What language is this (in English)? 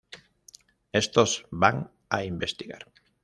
Spanish